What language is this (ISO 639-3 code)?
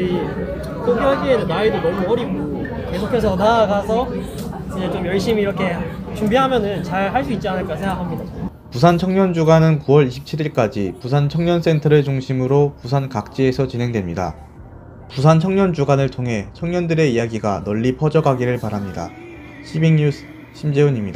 kor